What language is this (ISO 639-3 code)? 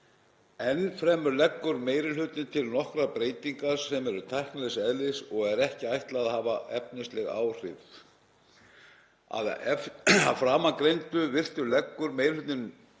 isl